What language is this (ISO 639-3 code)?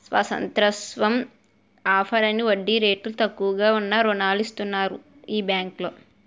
tel